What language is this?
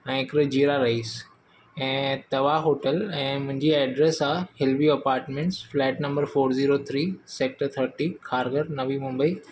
Sindhi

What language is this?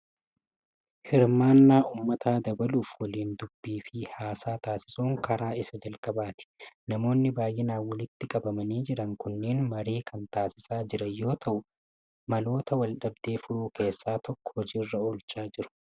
Oromo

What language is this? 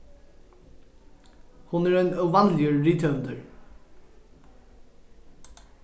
Faroese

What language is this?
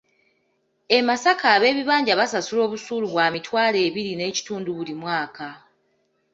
Ganda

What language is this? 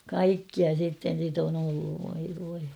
Finnish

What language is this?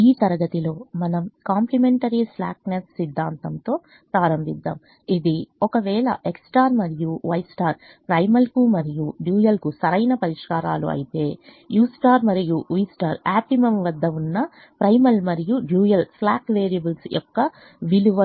Telugu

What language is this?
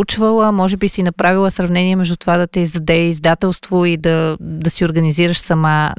Bulgarian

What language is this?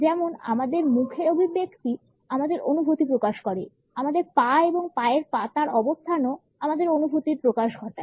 Bangla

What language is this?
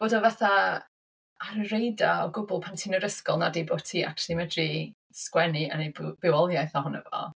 Welsh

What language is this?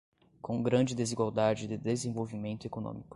Portuguese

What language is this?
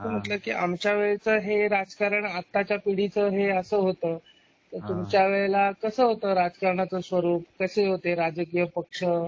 Marathi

